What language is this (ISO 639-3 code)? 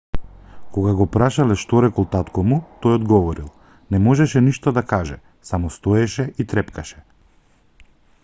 mkd